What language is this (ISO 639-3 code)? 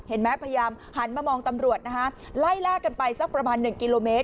tha